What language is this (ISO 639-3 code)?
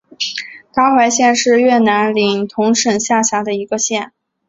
zho